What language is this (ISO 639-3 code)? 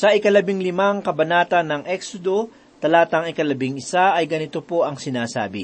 fil